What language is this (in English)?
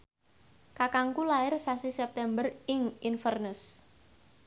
Javanese